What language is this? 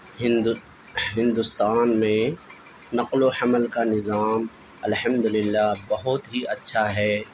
Urdu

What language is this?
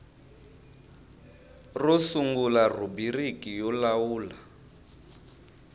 Tsonga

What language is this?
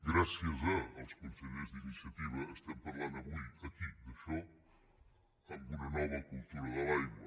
Catalan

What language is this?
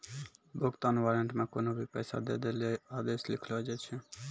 Maithili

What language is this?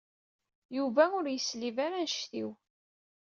Kabyle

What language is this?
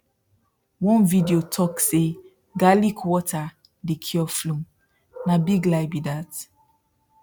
Nigerian Pidgin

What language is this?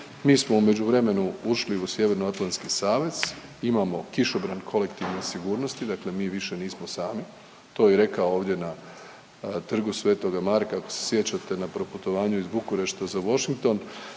Croatian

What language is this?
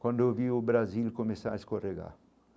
Portuguese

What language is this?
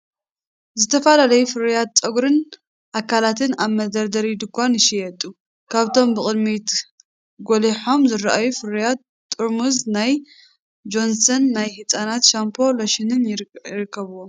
Tigrinya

